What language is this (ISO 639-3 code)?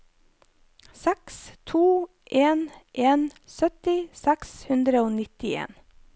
nor